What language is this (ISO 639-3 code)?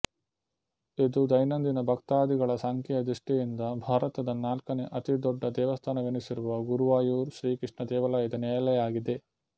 kan